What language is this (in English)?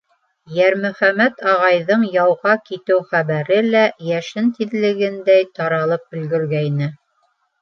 Bashkir